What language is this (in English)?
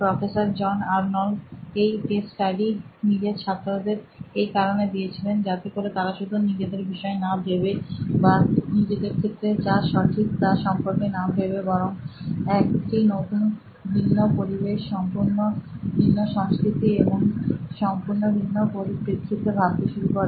Bangla